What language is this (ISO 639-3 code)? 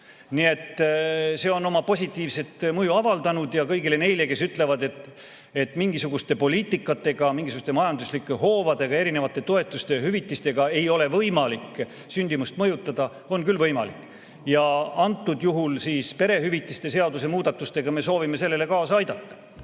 est